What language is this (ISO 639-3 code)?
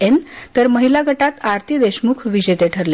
mar